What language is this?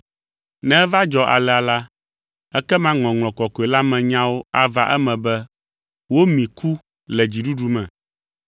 Ewe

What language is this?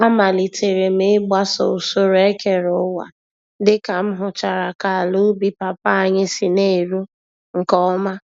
Igbo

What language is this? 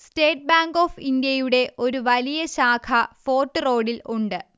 Malayalam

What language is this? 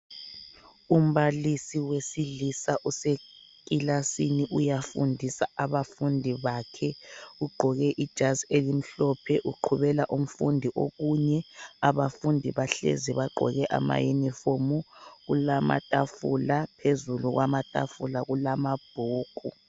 North Ndebele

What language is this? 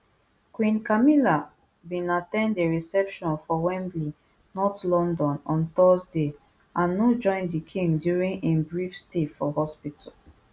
Nigerian Pidgin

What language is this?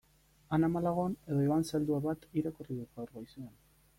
Basque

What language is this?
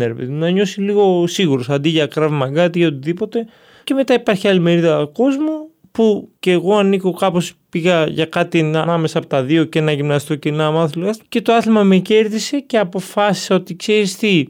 Greek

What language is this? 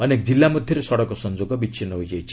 Odia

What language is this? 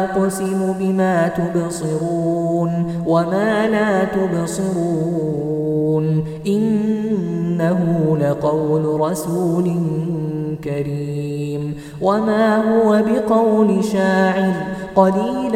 Arabic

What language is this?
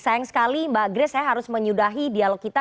Indonesian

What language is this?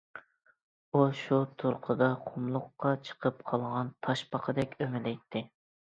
Uyghur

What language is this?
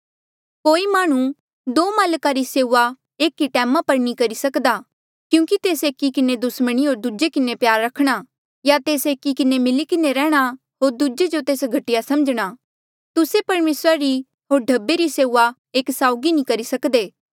Mandeali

